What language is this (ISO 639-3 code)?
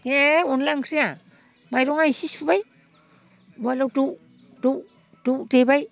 brx